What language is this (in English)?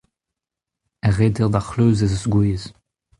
Breton